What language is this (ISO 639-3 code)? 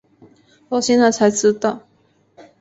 zho